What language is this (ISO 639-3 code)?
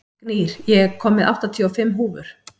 isl